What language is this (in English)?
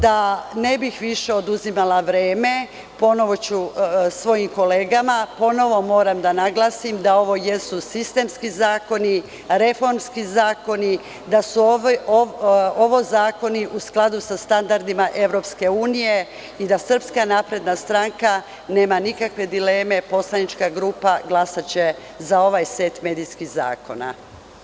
Serbian